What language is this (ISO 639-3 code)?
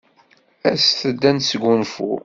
kab